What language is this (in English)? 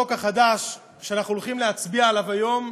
Hebrew